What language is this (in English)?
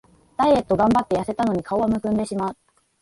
Japanese